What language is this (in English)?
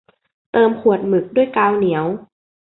Thai